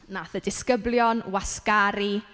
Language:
Welsh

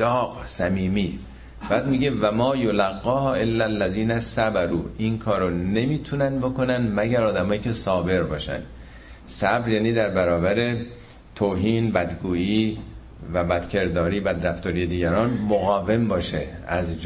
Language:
Persian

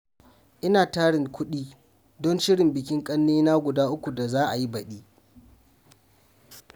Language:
Hausa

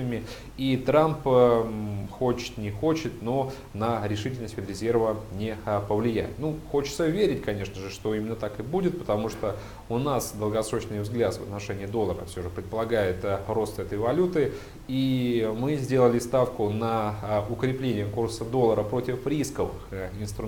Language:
Russian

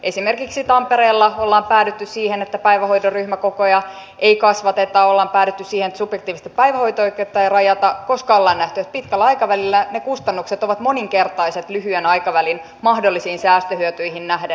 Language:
Finnish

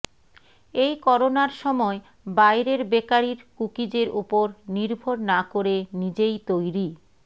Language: Bangla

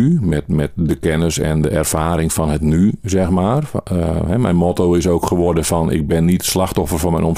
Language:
Dutch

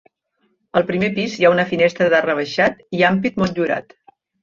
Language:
Catalan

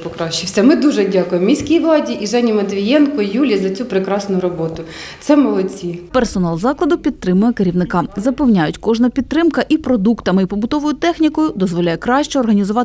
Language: Ukrainian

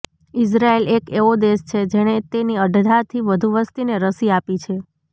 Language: Gujarati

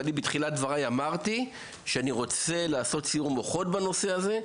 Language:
Hebrew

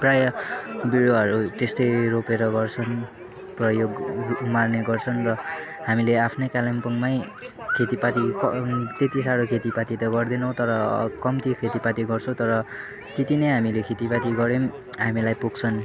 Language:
Nepali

